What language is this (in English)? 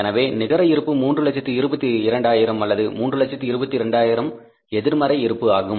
Tamil